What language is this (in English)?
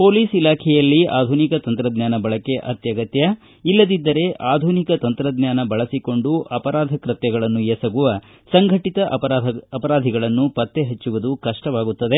Kannada